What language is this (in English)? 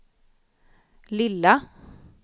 Swedish